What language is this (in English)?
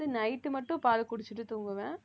Tamil